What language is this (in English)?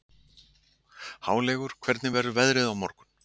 Icelandic